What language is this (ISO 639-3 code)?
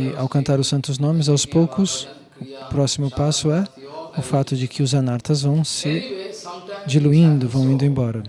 por